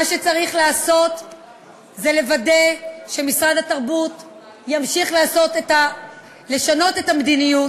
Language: Hebrew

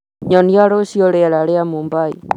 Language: Kikuyu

